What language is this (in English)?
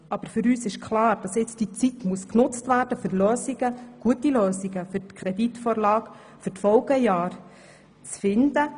Swiss German